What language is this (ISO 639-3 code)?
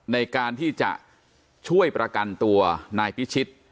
tha